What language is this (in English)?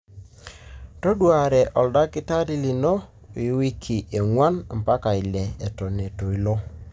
Masai